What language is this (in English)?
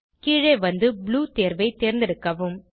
Tamil